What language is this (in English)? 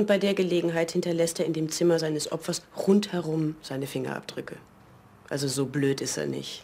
German